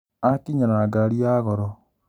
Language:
Kikuyu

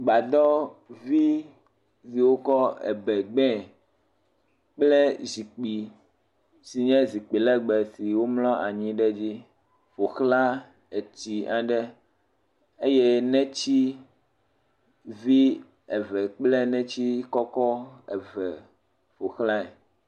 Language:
Ewe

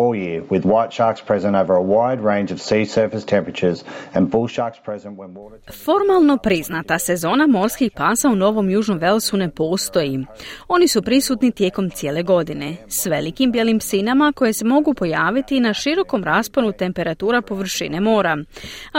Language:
Croatian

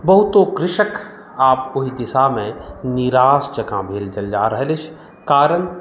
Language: Maithili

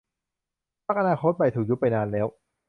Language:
Thai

